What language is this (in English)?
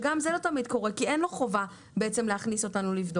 Hebrew